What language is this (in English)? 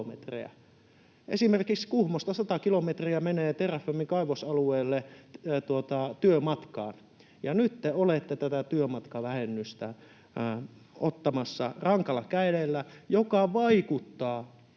Finnish